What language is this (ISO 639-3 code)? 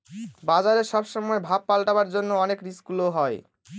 ben